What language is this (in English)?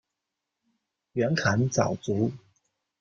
Chinese